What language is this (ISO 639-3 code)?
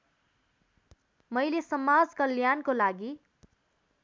nep